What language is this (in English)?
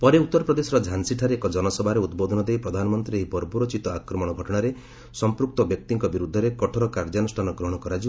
Odia